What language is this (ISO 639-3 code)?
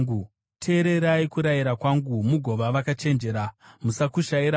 sna